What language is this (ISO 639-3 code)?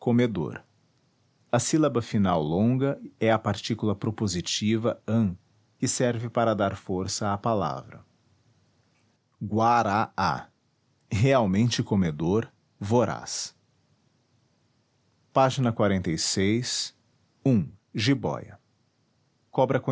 por